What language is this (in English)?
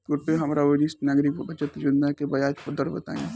Bhojpuri